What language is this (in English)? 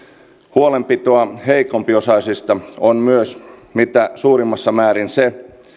Finnish